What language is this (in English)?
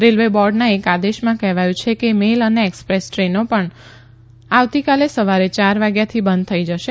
Gujarati